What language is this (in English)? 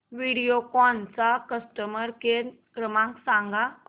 Marathi